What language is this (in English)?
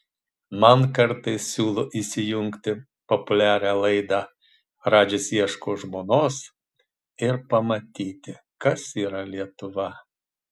Lithuanian